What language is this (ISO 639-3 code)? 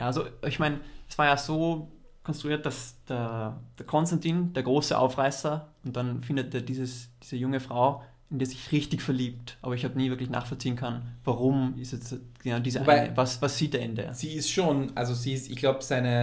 deu